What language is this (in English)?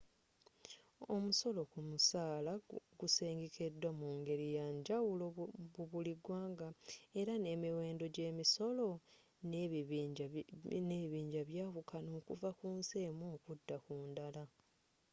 Ganda